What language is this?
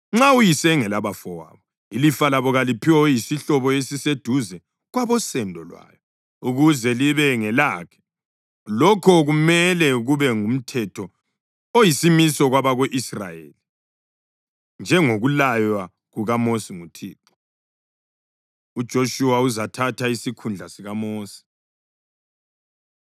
North Ndebele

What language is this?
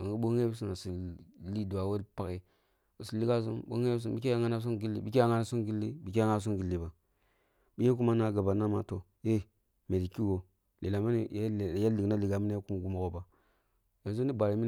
Kulung (Nigeria)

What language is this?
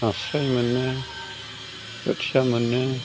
Bodo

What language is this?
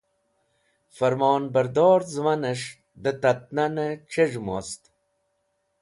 Wakhi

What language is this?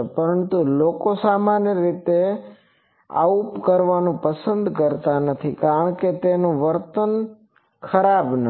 Gujarati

